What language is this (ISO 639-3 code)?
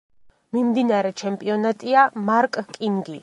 kat